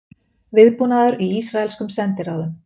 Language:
Icelandic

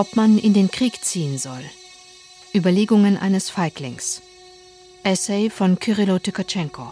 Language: German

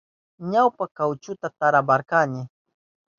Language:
Southern Pastaza Quechua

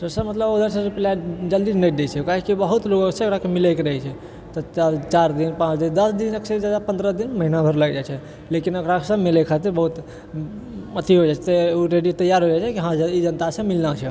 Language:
Maithili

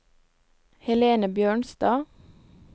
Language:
Norwegian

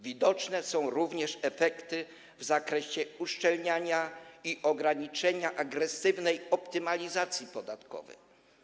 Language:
Polish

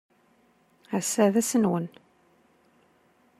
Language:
Kabyle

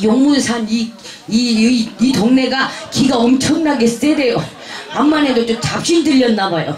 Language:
Korean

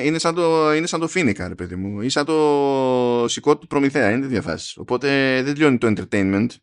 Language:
Greek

